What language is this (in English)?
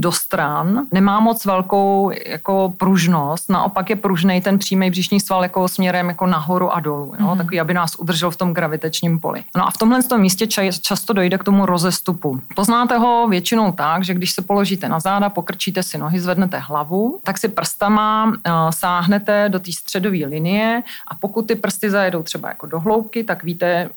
Czech